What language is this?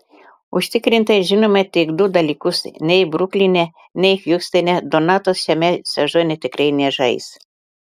Lithuanian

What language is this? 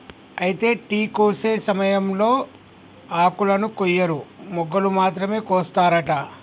Telugu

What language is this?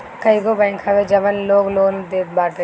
Bhojpuri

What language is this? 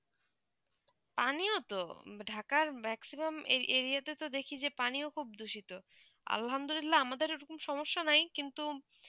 Bangla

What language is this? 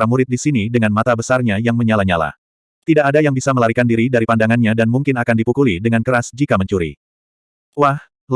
Indonesian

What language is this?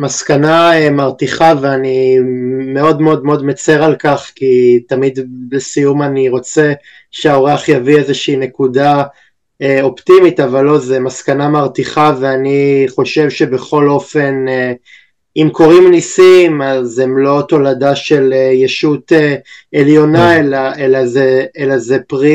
Hebrew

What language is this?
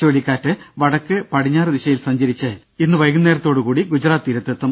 Malayalam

